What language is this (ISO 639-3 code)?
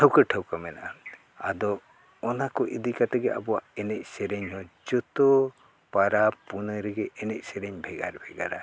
sat